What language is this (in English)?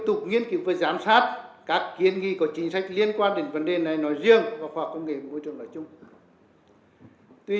Vietnamese